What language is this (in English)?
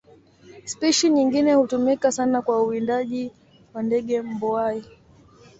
Swahili